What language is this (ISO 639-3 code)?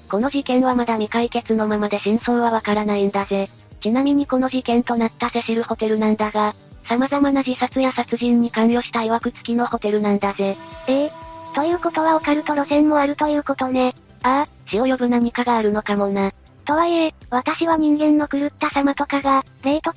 jpn